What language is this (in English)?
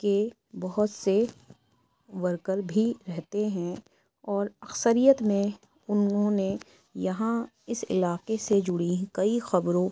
Urdu